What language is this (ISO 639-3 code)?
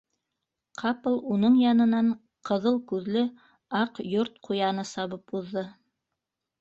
bak